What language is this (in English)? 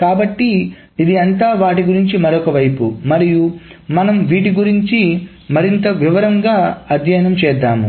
Telugu